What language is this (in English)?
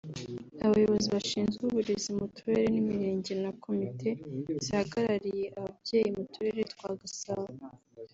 Kinyarwanda